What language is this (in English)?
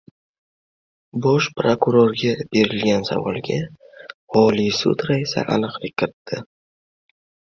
Uzbek